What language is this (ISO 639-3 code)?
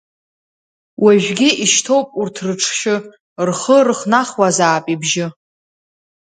abk